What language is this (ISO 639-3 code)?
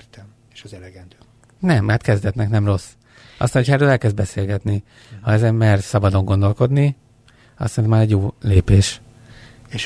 hun